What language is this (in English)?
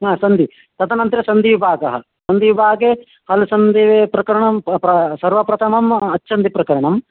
Sanskrit